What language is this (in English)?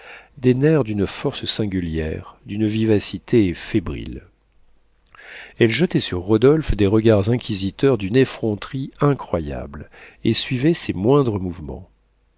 French